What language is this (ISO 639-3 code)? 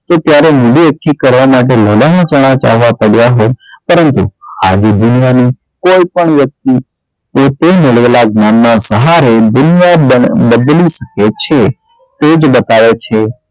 guj